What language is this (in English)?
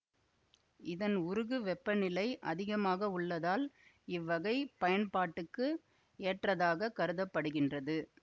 Tamil